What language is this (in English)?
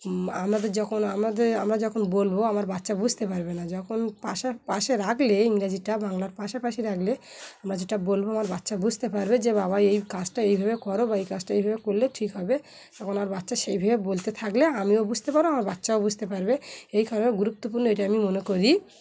Bangla